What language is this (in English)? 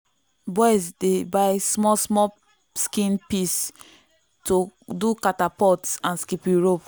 Nigerian Pidgin